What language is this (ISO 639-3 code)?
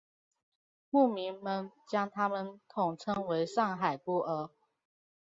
zho